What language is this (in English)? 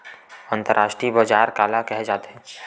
Chhattisgarhi